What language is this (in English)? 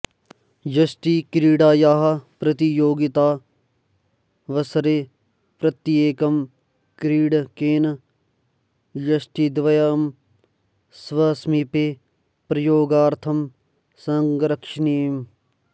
Sanskrit